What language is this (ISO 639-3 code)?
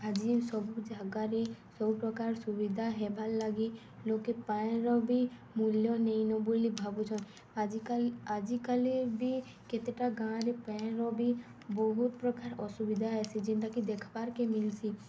ori